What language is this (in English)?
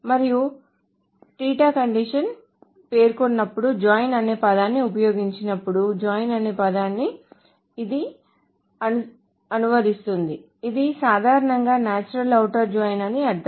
Telugu